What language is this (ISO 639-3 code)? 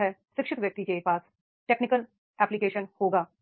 hin